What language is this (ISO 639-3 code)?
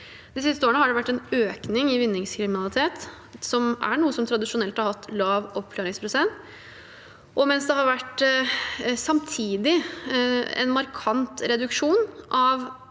nor